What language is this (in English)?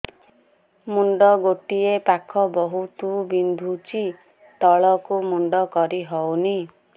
Odia